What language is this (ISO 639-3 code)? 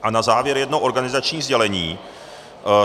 ces